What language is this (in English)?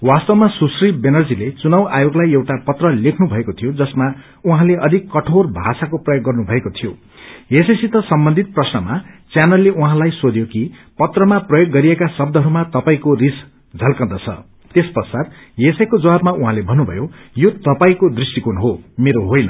Nepali